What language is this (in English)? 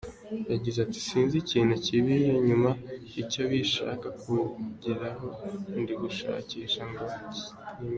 Kinyarwanda